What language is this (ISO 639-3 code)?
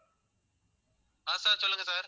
tam